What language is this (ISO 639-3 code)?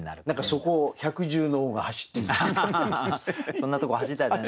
jpn